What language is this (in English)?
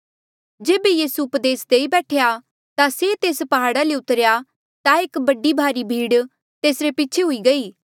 Mandeali